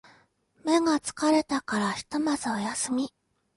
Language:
Japanese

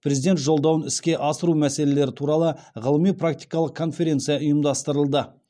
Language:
Kazakh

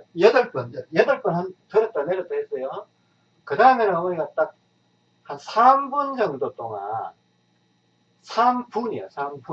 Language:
Korean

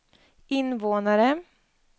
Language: Swedish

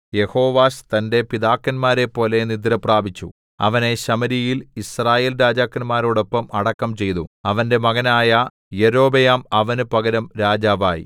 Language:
Malayalam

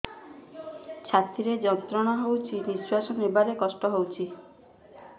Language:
Odia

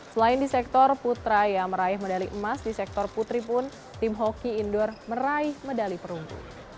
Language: Indonesian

